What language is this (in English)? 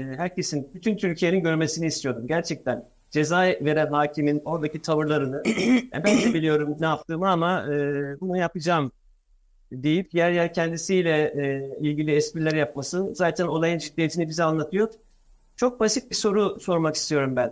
Turkish